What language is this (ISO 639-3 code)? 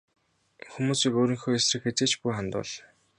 mon